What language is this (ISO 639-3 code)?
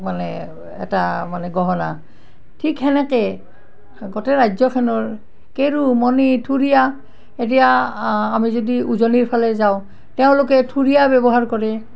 asm